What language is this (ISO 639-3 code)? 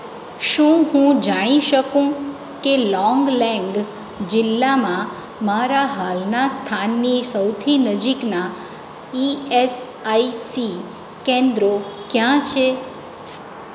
guj